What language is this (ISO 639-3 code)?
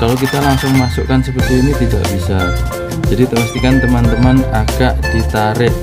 ind